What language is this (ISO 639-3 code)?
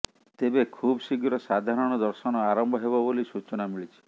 ori